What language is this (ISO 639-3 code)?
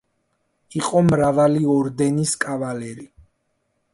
kat